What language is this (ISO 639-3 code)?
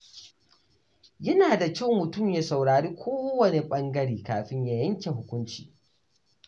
hau